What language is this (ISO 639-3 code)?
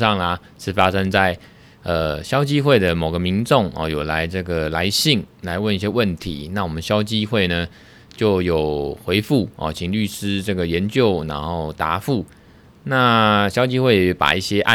zho